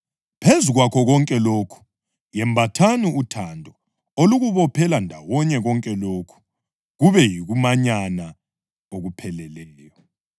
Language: North Ndebele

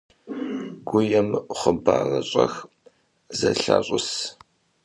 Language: Kabardian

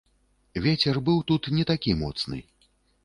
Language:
Belarusian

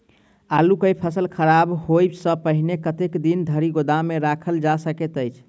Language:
Maithili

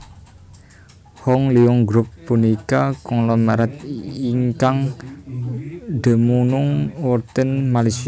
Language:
Javanese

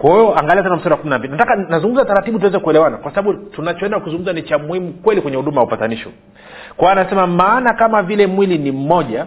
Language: Swahili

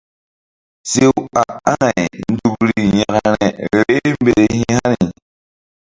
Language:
Mbum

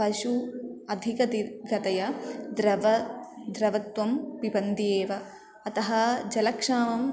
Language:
Sanskrit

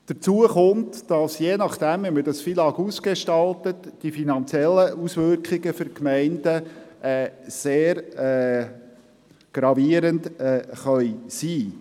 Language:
Swiss German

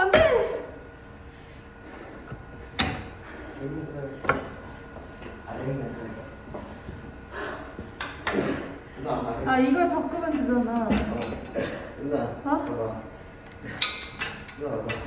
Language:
Korean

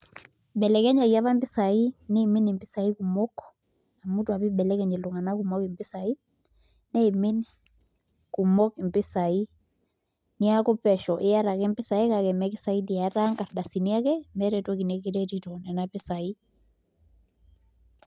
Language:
Masai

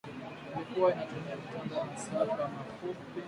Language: Swahili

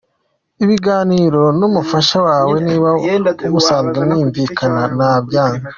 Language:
Kinyarwanda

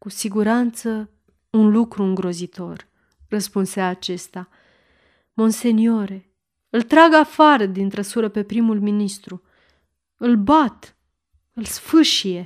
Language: Romanian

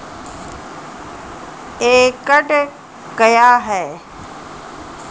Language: Maithili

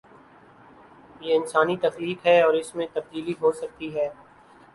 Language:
Urdu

